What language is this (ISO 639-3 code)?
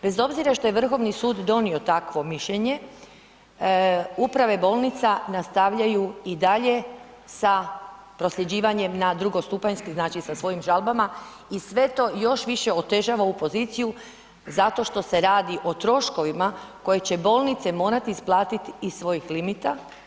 hrv